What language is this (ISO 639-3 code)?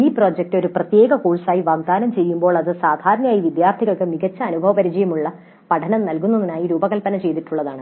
mal